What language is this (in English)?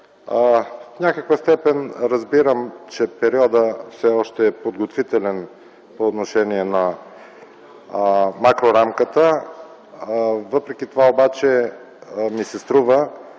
Bulgarian